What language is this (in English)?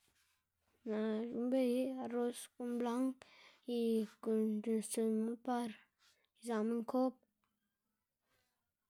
Xanaguía Zapotec